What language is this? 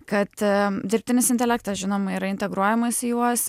Lithuanian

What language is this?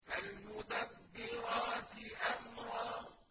Arabic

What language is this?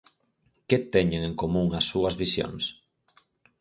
Galician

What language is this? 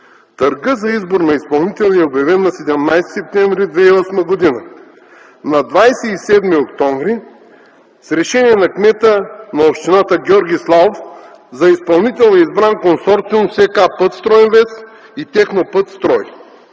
Bulgarian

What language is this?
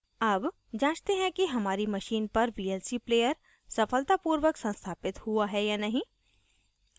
Hindi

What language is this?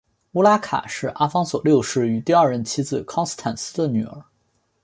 Chinese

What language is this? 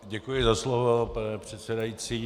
Czech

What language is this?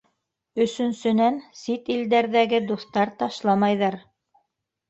Bashkir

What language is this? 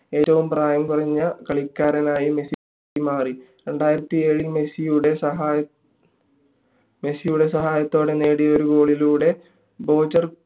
Malayalam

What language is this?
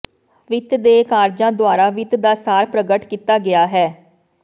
Punjabi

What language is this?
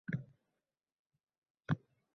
Uzbek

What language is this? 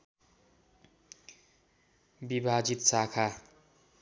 Nepali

